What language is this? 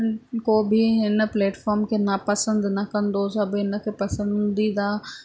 Sindhi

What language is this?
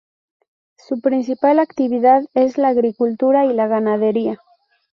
Spanish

